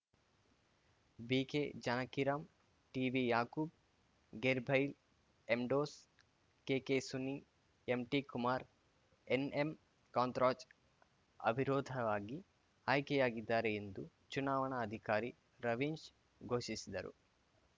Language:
Kannada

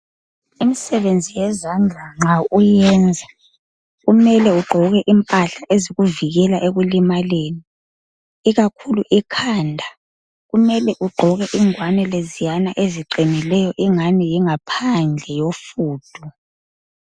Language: North Ndebele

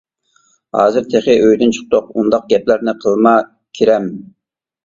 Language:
Uyghur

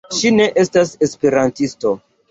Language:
Esperanto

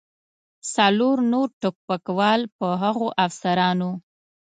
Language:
Pashto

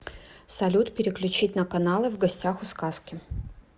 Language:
Russian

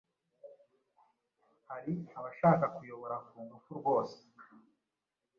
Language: Kinyarwanda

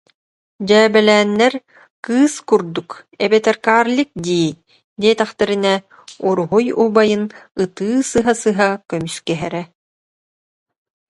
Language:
Yakut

